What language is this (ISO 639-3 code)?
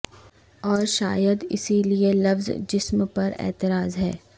urd